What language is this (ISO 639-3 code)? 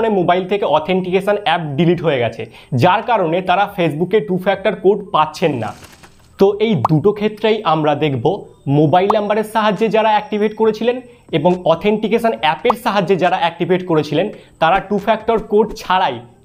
hin